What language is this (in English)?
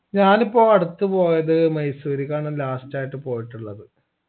Malayalam